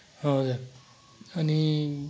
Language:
Nepali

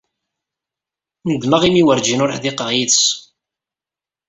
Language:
Kabyle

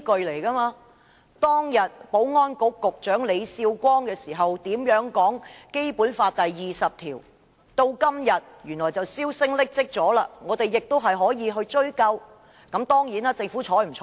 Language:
Cantonese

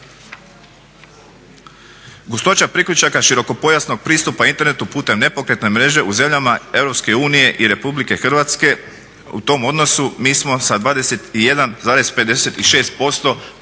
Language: Croatian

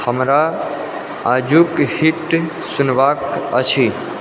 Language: Maithili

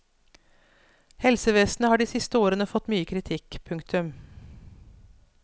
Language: Norwegian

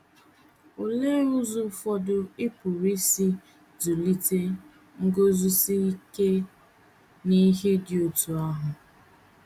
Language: Igbo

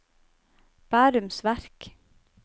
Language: Norwegian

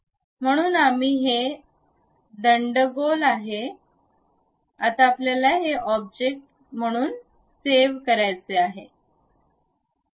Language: Marathi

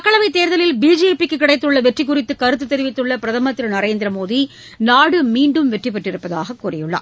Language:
Tamil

